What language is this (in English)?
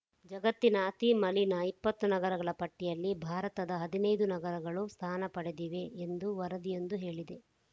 Kannada